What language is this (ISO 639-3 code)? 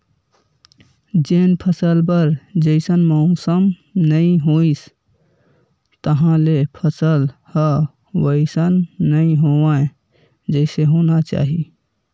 hne